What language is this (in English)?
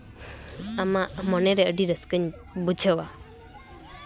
Santali